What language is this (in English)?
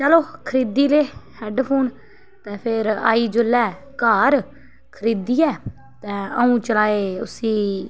Dogri